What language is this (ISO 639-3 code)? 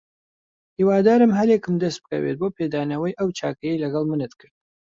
ckb